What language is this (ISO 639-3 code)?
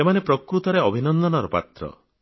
ori